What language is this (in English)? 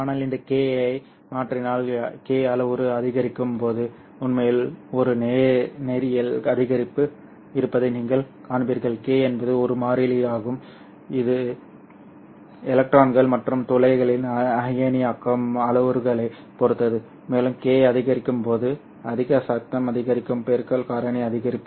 Tamil